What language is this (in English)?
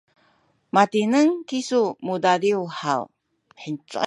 Sakizaya